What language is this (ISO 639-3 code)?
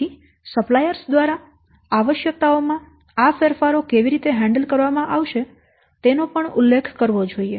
guj